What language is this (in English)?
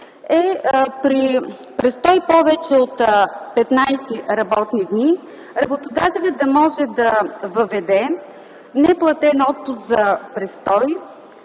Bulgarian